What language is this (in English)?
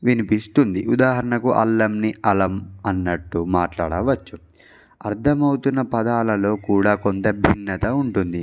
Telugu